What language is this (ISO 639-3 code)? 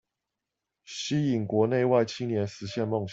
zho